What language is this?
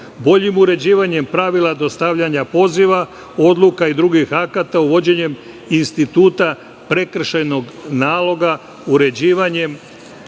Serbian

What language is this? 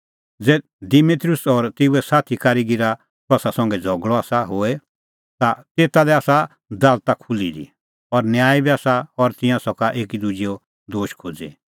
Kullu Pahari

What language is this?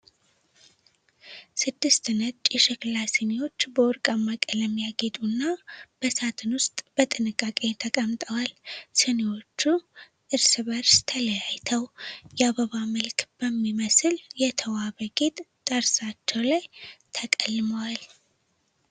Amharic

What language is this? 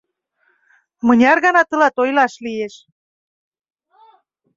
Mari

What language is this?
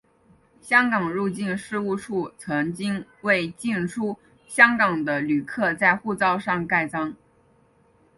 Chinese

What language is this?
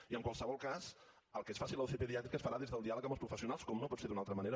Catalan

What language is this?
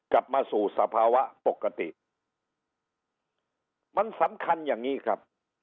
Thai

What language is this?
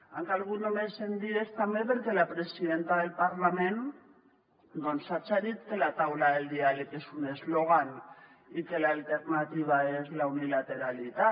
Catalan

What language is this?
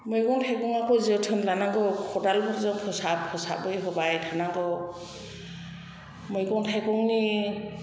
Bodo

